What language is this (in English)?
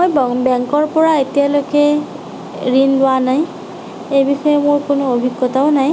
Assamese